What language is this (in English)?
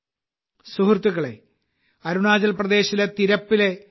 Malayalam